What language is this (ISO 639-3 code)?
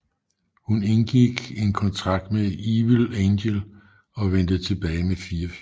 dan